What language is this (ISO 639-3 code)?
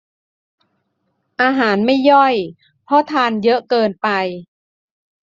tha